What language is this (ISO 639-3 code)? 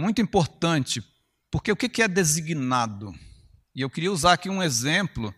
por